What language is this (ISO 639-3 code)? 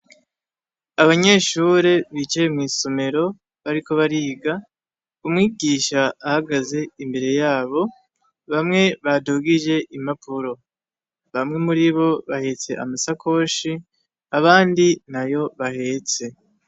run